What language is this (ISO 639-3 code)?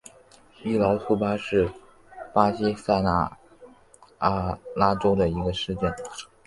zho